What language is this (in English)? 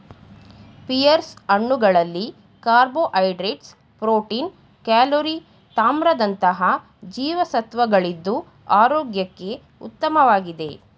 Kannada